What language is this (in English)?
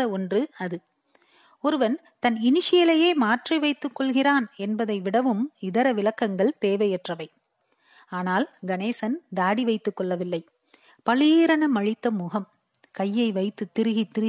Tamil